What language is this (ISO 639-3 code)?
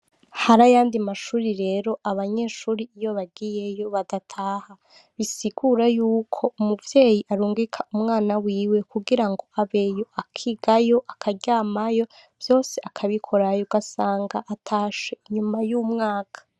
run